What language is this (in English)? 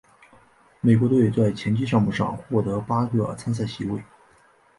Chinese